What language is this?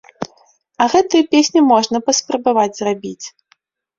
Belarusian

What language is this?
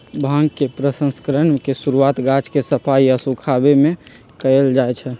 Magahi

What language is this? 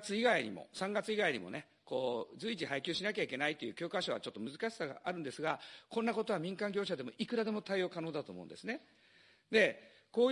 Japanese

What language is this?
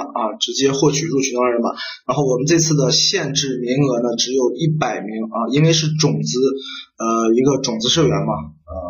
Chinese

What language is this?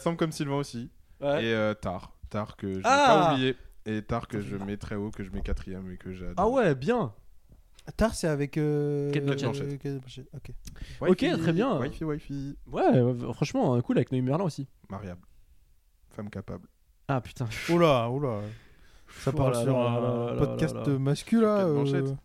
French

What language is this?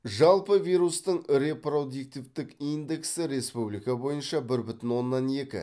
Kazakh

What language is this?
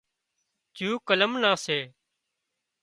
Wadiyara Koli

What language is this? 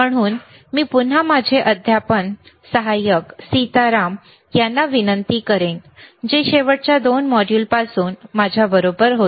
Marathi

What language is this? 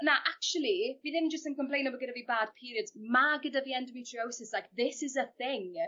Welsh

